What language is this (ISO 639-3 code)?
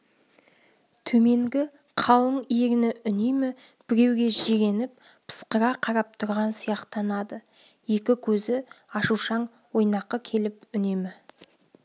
kaz